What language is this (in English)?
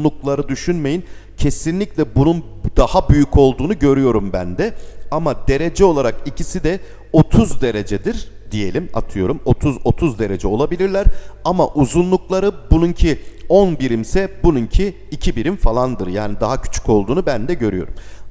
Turkish